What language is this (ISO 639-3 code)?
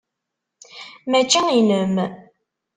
kab